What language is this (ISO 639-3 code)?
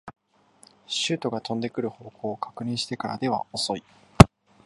jpn